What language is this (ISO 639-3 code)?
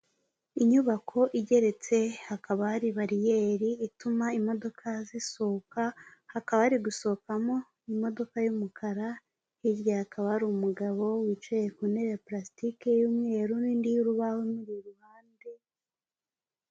kin